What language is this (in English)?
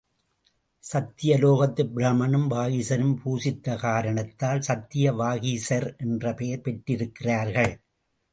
Tamil